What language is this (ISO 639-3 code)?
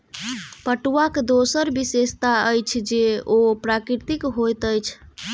mai